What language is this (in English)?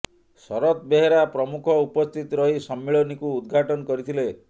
Odia